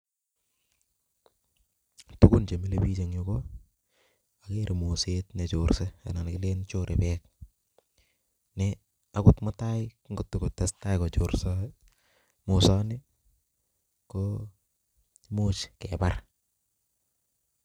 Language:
Kalenjin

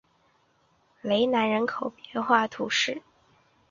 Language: Chinese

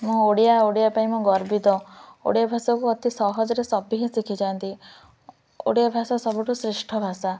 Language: Odia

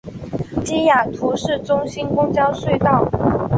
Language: Chinese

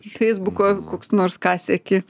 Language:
Lithuanian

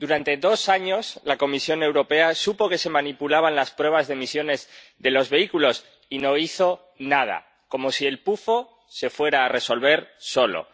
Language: Spanish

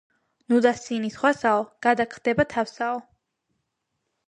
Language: Georgian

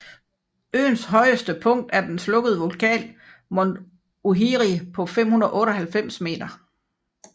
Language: Danish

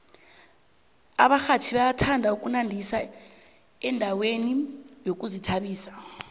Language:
South Ndebele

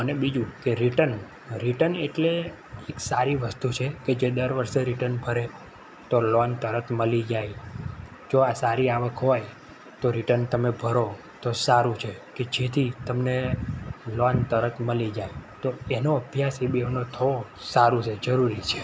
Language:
Gujarati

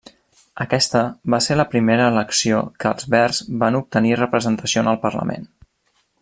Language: Catalan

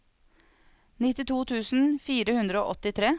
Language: Norwegian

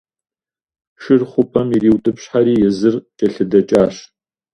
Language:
Kabardian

